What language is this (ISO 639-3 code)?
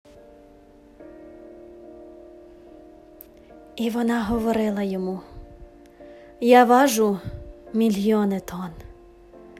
ukr